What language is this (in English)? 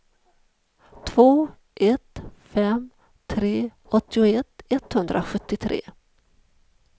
Swedish